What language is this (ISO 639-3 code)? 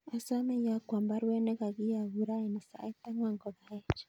kln